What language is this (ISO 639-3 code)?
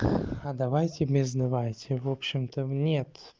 rus